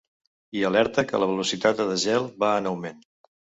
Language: Catalan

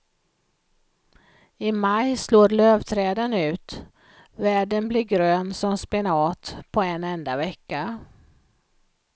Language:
Swedish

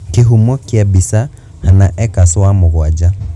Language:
Kikuyu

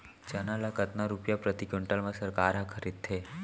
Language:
Chhattisgarhi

